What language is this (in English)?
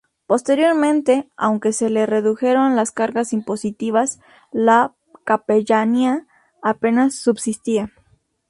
Spanish